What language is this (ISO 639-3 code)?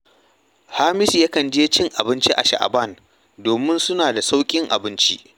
hau